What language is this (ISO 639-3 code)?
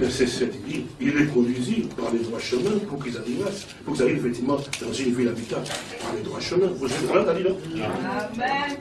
fra